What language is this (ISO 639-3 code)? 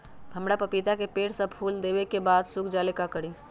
mag